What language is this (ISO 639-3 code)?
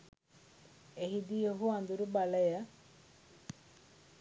sin